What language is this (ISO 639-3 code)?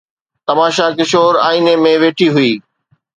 snd